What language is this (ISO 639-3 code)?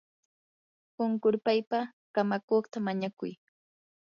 qur